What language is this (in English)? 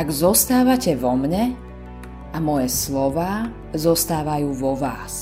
Slovak